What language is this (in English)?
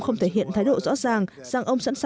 Vietnamese